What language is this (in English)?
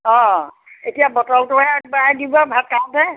Assamese